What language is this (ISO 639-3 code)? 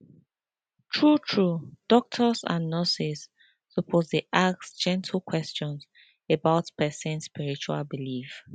pcm